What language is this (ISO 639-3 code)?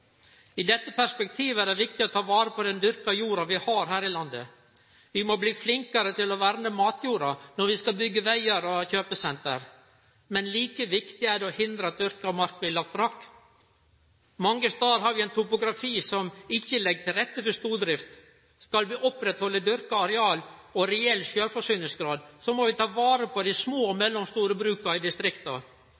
nno